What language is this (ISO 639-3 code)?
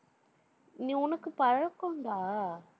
tam